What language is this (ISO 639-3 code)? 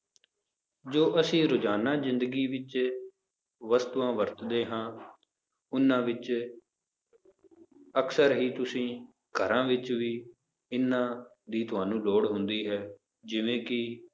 pan